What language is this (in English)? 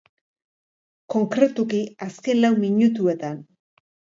Basque